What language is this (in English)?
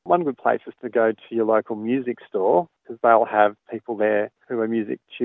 Indonesian